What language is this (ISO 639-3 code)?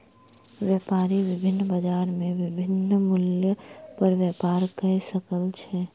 mai